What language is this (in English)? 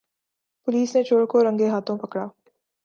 Urdu